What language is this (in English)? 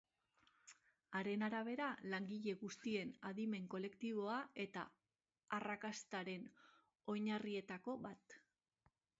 Basque